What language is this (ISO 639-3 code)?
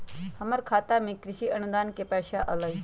mag